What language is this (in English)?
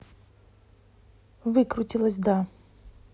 Russian